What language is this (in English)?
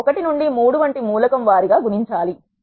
Telugu